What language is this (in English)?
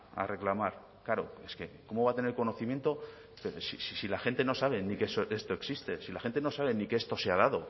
Spanish